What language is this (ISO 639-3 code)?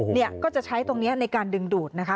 tha